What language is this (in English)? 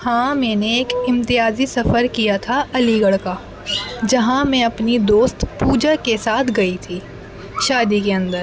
Urdu